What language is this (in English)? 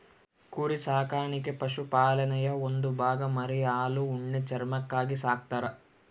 Kannada